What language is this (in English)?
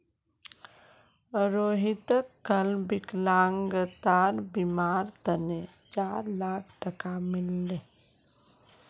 Magahi